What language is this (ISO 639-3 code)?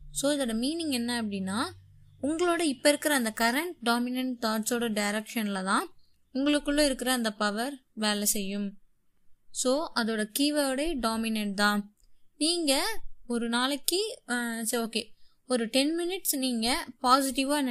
tam